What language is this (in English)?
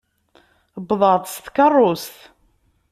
Kabyle